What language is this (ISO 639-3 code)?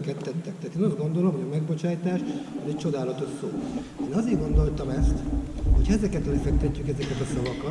hun